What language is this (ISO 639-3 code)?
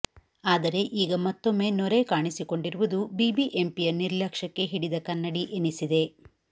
kan